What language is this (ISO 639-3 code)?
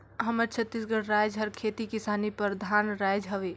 hne